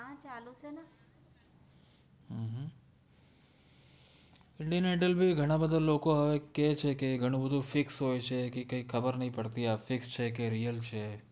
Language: Gujarati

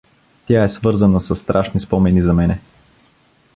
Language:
Bulgarian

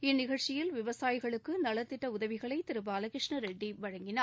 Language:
Tamil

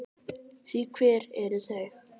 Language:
Icelandic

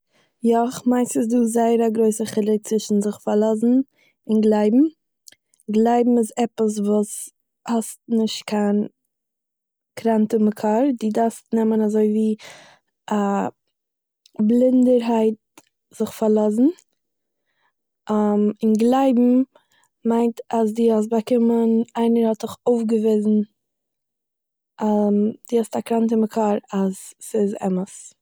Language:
Yiddish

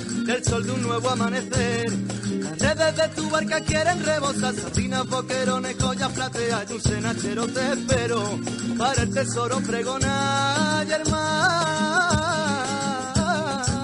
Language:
Arabic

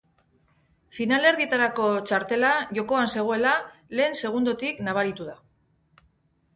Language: Basque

